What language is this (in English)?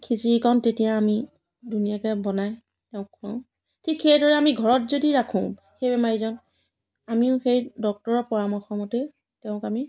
Assamese